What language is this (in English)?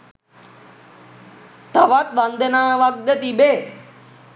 Sinhala